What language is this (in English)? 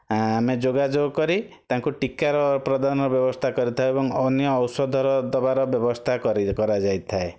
Odia